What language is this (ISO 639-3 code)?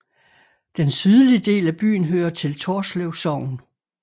dan